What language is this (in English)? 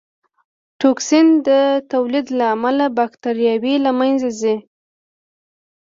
Pashto